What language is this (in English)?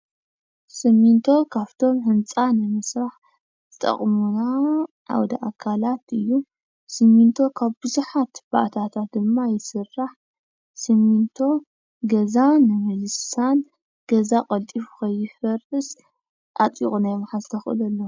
Tigrinya